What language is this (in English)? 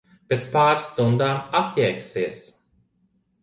Latvian